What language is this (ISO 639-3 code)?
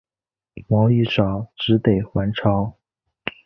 zho